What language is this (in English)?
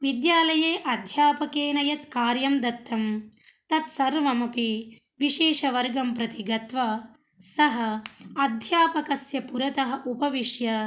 Sanskrit